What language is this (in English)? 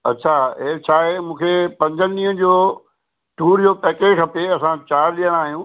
Sindhi